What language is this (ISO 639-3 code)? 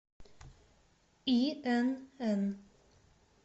rus